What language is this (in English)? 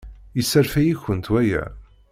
Kabyle